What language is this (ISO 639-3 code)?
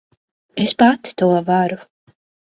lav